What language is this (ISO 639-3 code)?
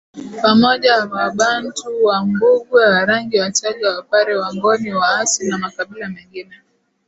swa